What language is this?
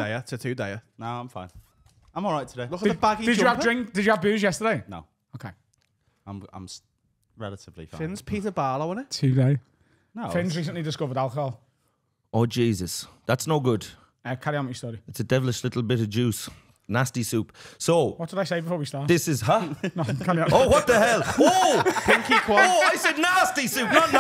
English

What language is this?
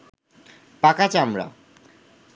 Bangla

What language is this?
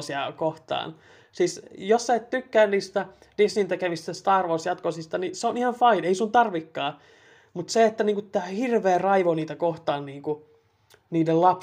Finnish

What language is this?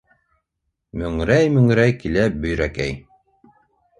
Bashkir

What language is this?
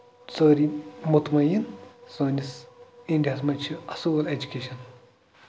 Kashmiri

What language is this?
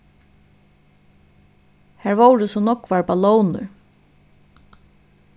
Faroese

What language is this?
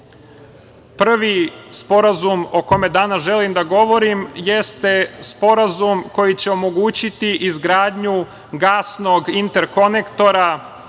Serbian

